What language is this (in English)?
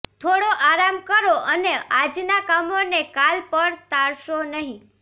Gujarati